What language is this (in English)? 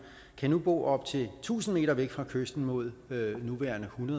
Danish